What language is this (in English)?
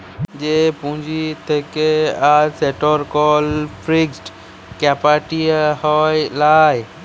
Bangla